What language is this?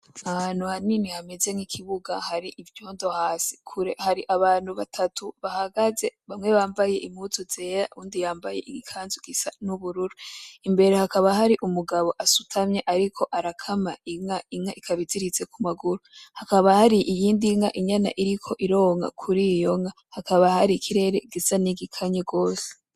Rundi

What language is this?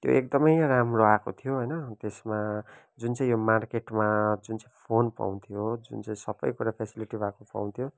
Nepali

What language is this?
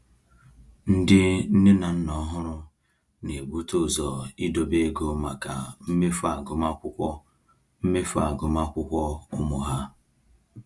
Igbo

